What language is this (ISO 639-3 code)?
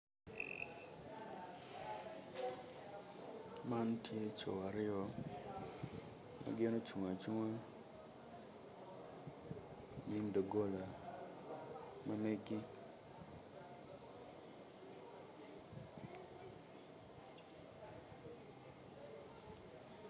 ach